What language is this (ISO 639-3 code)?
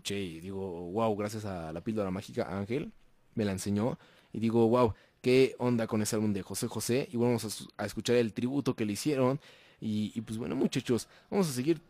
spa